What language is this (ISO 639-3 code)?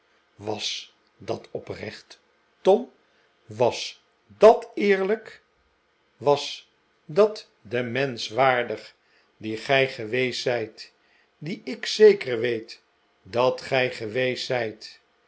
nld